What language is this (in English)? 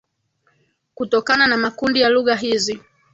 Swahili